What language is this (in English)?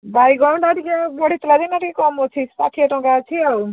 Odia